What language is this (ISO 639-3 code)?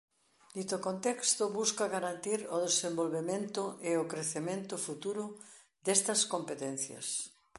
glg